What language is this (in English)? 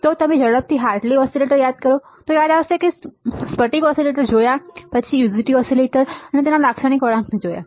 Gujarati